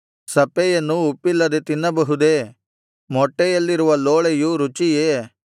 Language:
Kannada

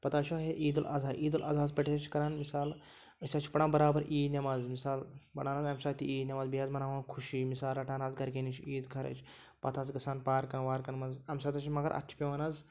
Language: Kashmiri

